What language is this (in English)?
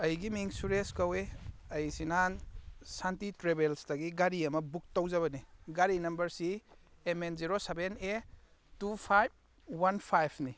Manipuri